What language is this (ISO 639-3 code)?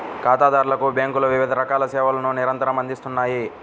tel